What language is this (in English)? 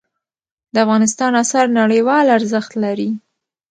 Pashto